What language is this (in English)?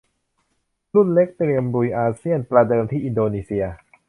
Thai